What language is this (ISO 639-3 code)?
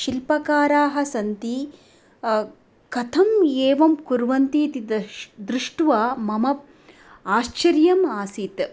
san